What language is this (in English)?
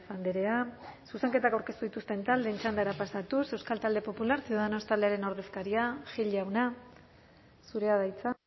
Basque